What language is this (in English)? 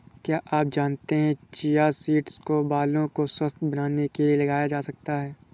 Hindi